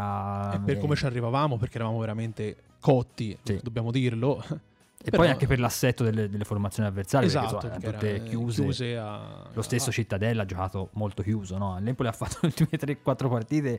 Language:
Italian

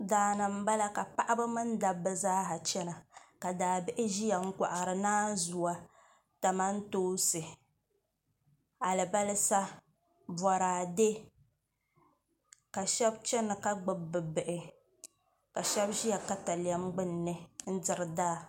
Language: Dagbani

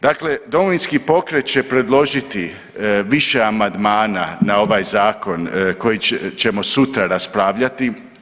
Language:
Croatian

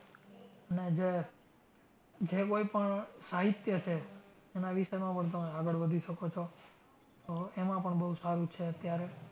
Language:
Gujarati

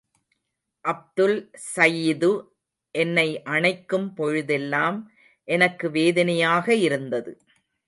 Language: Tamil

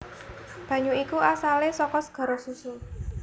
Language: Javanese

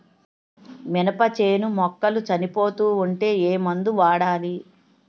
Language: Telugu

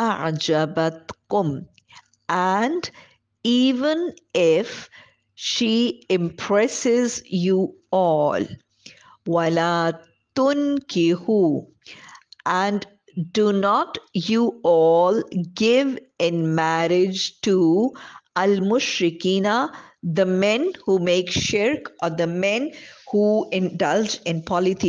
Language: English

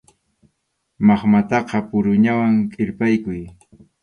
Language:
Arequipa-La Unión Quechua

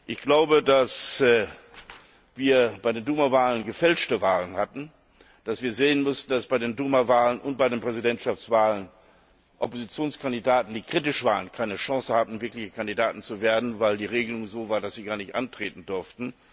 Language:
German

